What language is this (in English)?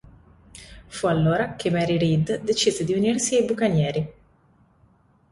Italian